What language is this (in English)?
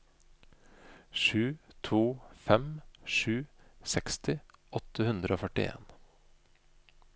Norwegian